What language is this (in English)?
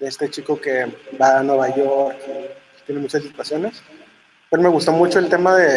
Spanish